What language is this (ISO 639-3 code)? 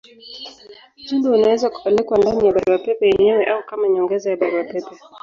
swa